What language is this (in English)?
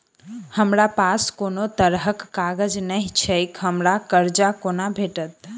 Maithili